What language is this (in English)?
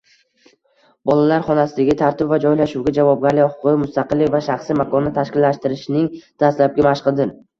Uzbek